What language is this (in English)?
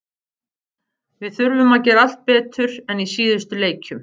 Icelandic